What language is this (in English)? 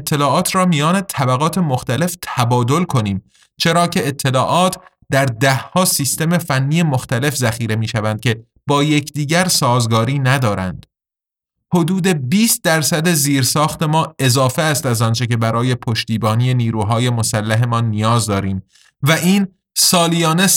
Persian